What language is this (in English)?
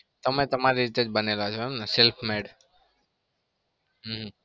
Gujarati